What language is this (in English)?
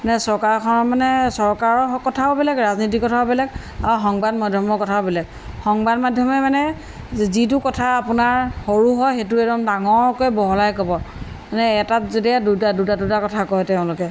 Assamese